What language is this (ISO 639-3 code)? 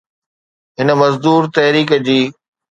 snd